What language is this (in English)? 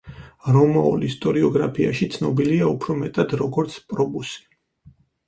Georgian